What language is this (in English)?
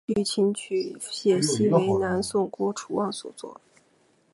Chinese